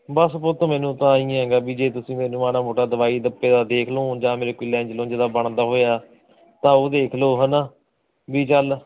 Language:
Punjabi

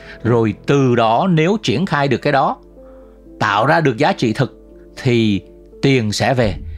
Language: Vietnamese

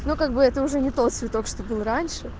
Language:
Russian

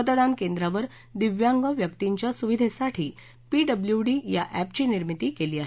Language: Marathi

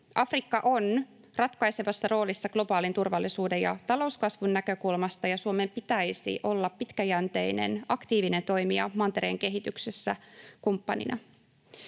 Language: Finnish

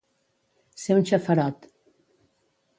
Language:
Catalan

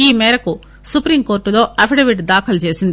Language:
Telugu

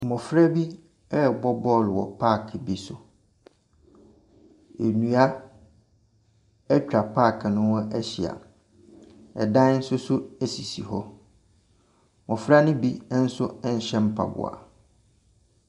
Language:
Akan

